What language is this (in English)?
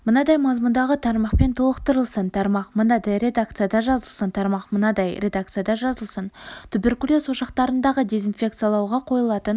Kazakh